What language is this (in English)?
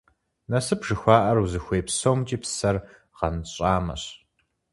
Kabardian